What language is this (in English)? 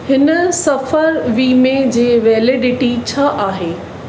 Sindhi